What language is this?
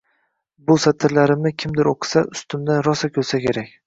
Uzbek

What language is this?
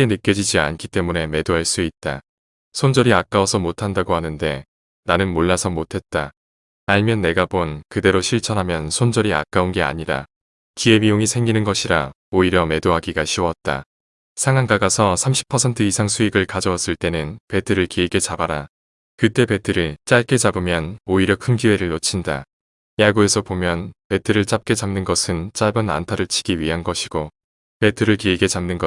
Korean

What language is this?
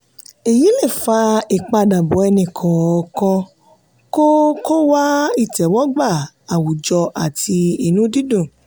Yoruba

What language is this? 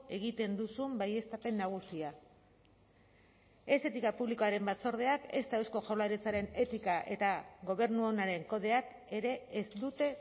Basque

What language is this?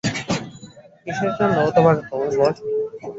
Bangla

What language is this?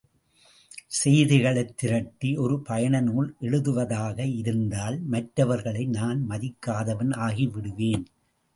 Tamil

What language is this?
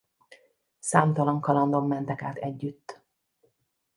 Hungarian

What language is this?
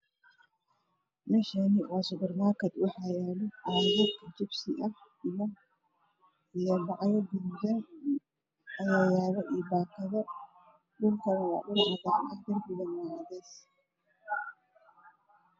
Somali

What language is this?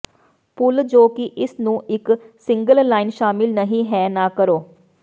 Punjabi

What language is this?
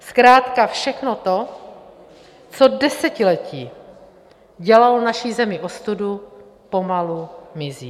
Czech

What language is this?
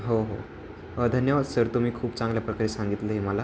Marathi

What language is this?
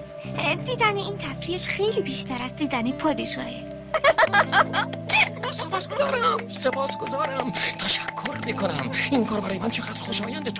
Persian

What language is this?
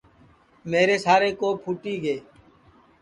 Sansi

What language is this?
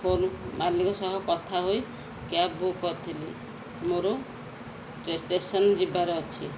Odia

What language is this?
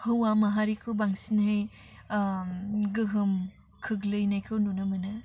Bodo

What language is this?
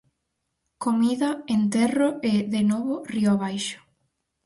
Galician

